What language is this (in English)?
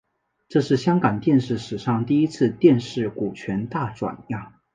Chinese